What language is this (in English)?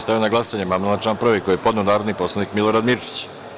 Serbian